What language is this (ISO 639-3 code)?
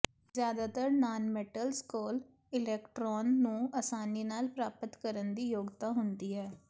pan